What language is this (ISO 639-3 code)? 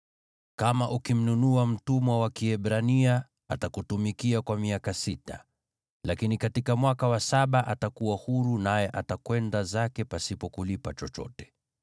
swa